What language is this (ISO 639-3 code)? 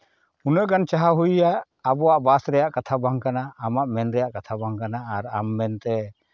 sat